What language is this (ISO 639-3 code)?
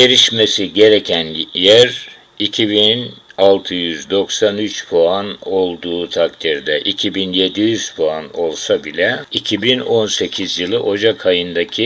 tur